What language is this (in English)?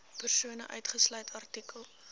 Afrikaans